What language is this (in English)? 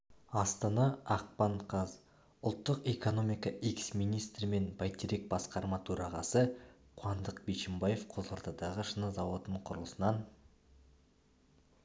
Kazakh